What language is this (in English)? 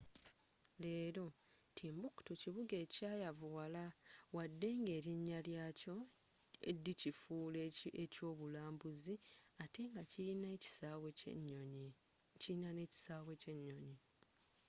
Ganda